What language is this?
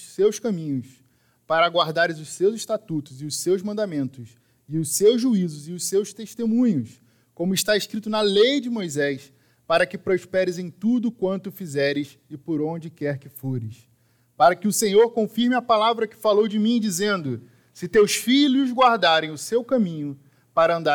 Portuguese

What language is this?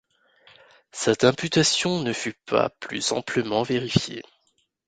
French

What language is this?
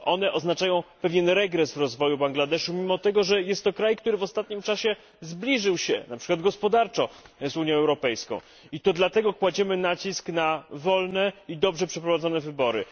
Polish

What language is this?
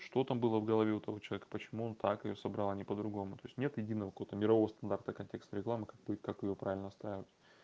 Russian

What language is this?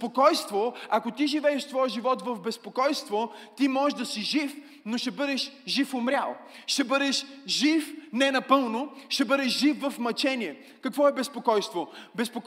Bulgarian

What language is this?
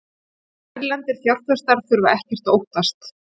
Icelandic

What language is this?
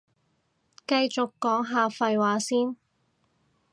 Cantonese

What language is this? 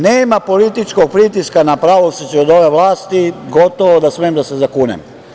Serbian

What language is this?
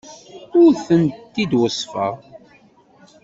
Kabyle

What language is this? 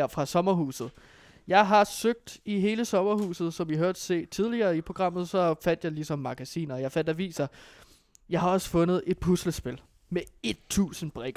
Danish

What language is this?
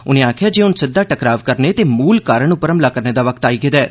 Dogri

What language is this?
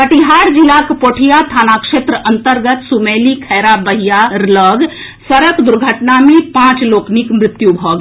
Maithili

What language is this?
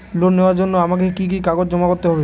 Bangla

